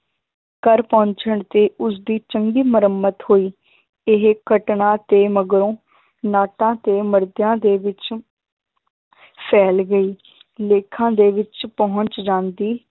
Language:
Punjabi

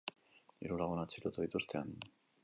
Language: Basque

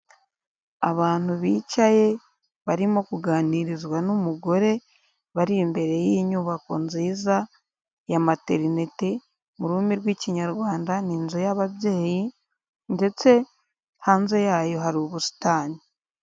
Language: Kinyarwanda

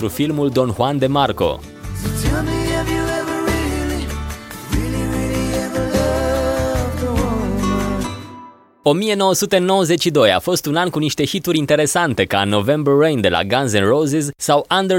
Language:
Romanian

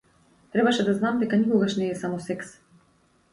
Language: Macedonian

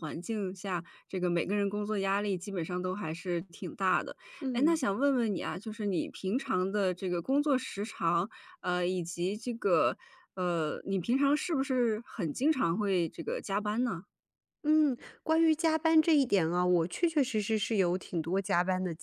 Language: Chinese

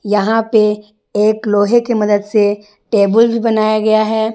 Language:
Hindi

